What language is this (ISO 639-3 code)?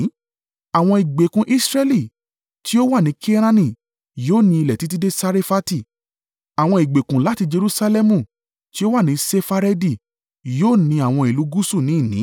yor